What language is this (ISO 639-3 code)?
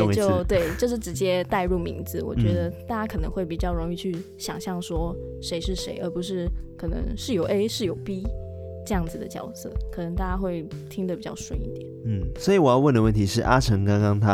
zho